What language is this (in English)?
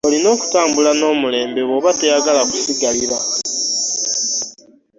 Ganda